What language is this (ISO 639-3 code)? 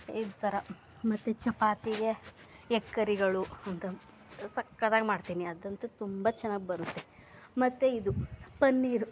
kan